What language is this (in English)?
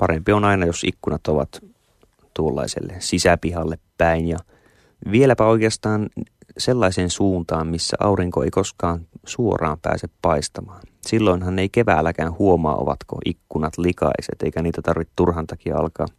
Finnish